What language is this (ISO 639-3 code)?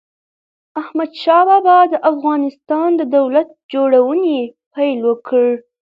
pus